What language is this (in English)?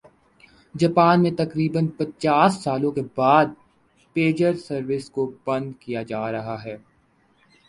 Urdu